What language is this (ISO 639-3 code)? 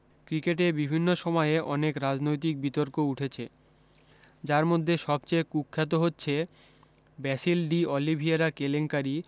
ben